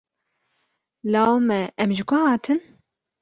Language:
Kurdish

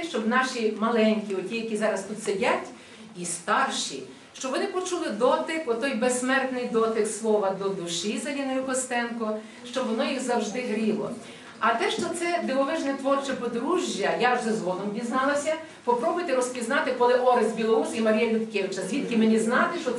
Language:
Ukrainian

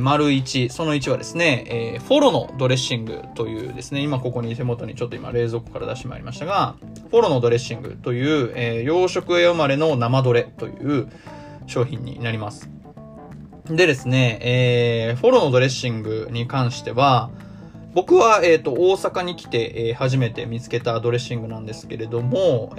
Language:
Japanese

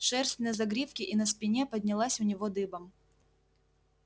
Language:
Russian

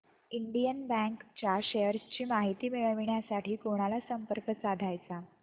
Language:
Marathi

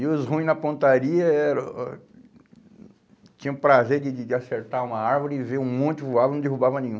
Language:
Portuguese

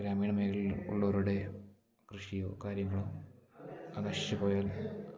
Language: Malayalam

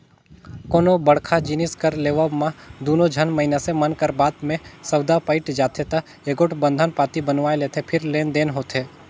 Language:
Chhattisgarhi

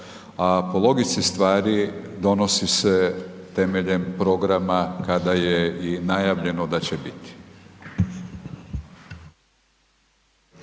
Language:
Croatian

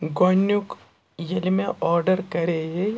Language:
Kashmiri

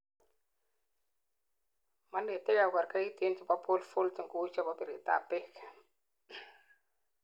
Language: Kalenjin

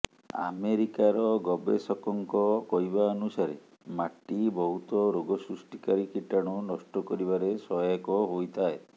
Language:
Odia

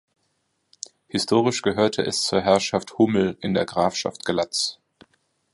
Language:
German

